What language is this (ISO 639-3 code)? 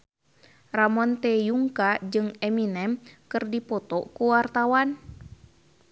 sun